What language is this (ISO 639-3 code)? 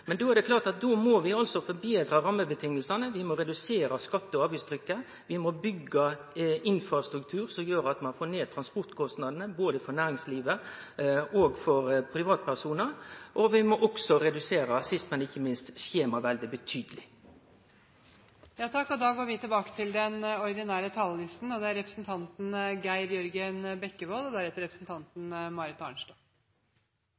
nor